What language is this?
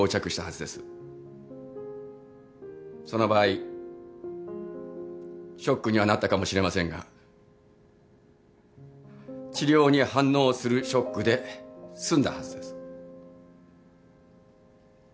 Japanese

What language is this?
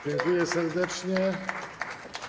Polish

